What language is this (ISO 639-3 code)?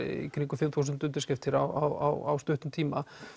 isl